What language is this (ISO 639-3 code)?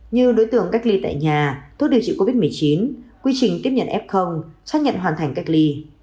vie